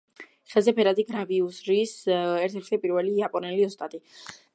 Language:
Georgian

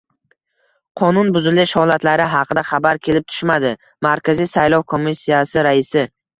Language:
Uzbek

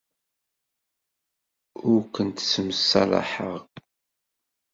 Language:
Kabyle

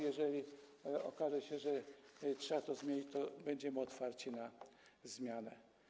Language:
Polish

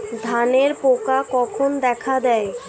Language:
Bangla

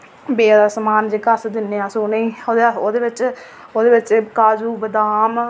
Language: Dogri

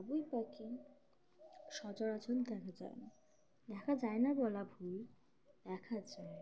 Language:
Bangla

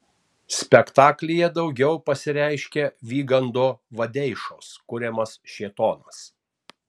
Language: Lithuanian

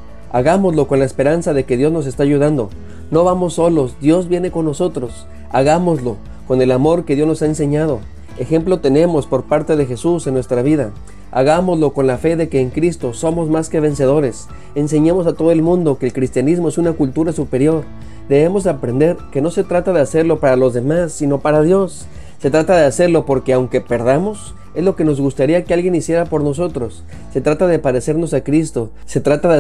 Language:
Spanish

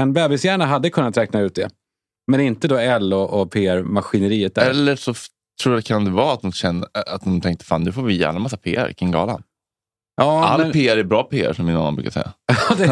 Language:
Swedish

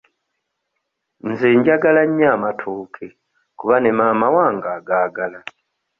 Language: Ganda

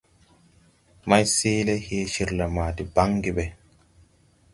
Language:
Tupuri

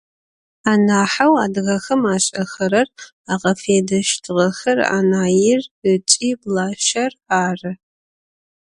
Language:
Adyghe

